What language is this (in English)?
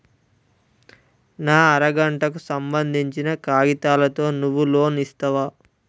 Telugu